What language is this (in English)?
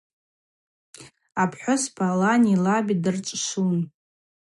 Abaza